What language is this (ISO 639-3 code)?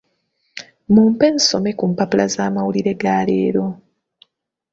lug